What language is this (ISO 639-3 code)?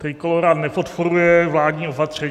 ces